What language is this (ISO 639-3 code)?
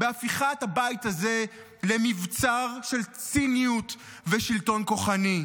heb